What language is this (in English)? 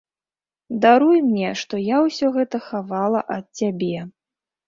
Belarusian